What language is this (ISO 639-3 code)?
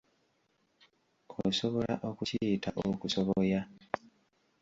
lug